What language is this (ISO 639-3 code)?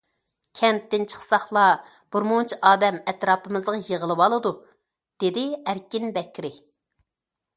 uig